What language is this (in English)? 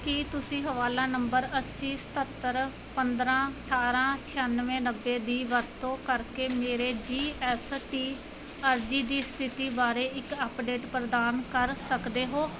Punjabi